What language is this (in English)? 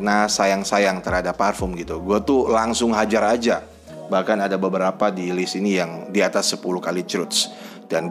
Indonesian